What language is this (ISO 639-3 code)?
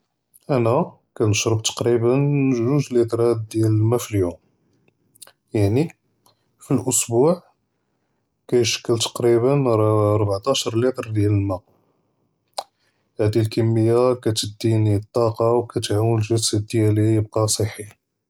jrb